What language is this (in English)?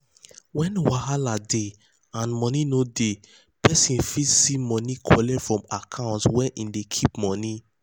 Nigerian Pidgin